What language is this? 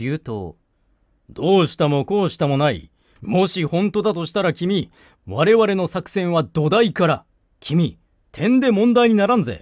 Japanese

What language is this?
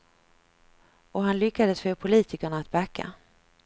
Swedish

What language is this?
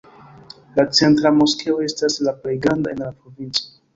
Esperanto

